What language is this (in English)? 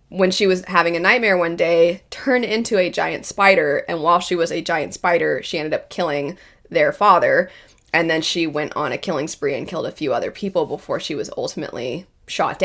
English